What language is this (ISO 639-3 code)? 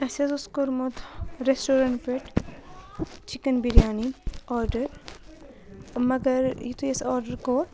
kas